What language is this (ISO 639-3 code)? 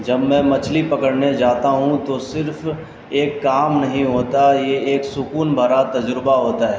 urd